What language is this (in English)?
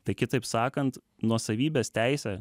Lithuanian